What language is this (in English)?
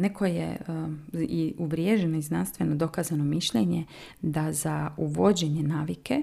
Croatian